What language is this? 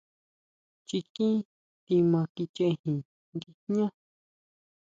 Huautla Mazatec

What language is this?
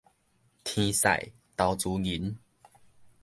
Min Nan Chinese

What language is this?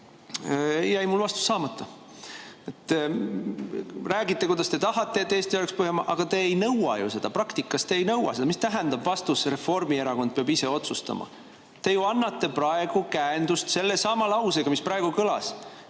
Estonian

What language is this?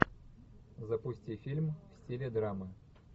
Russian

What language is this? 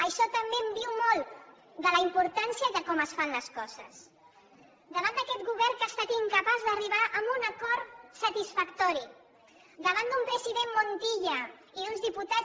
Catalan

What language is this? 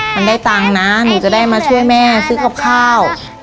Thai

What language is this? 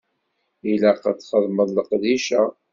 Kabyle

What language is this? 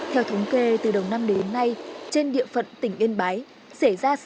Vietnamese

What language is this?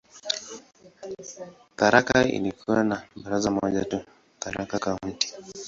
Swahili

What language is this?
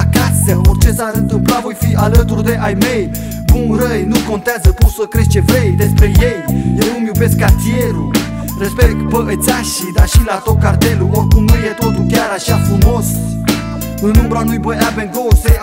Romanian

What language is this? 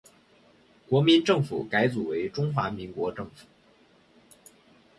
Chinese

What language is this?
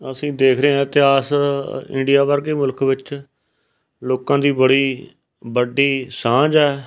Punjabi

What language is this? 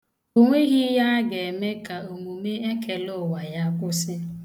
Igbo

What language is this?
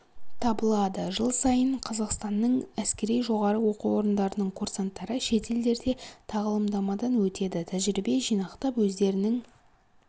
Kazakh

